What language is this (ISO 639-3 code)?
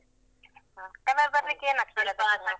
kan